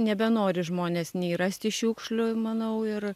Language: Lithuanian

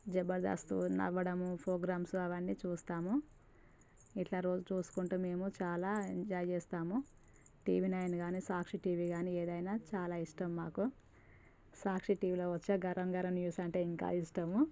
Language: Telugu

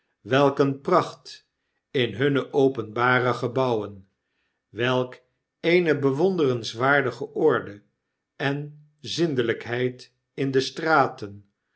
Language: Dutch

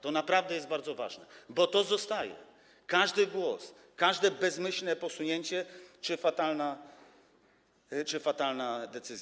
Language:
Polish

